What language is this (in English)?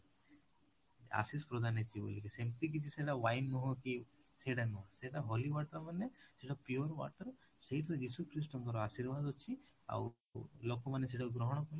Odia